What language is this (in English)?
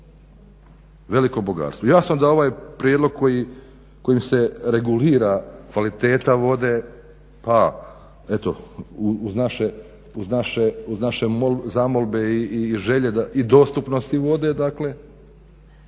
Croatian